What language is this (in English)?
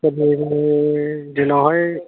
Bodo